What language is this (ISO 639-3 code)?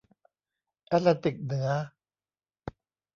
tha